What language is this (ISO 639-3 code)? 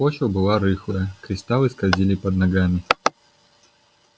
rus